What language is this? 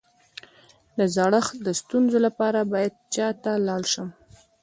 Pashto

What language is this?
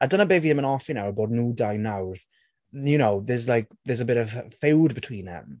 Welsh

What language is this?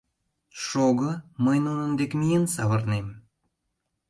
Mari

